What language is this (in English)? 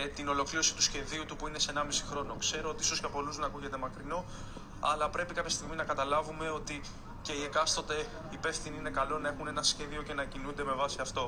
Greek